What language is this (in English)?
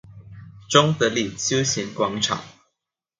Chinese